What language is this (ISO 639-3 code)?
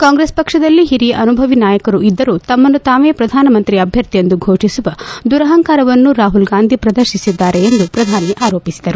kan